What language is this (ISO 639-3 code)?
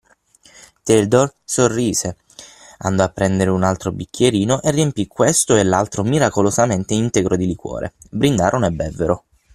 ita